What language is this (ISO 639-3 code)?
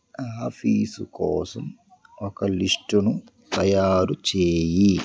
tel